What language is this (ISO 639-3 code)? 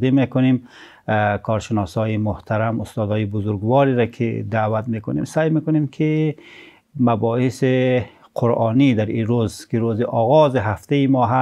fas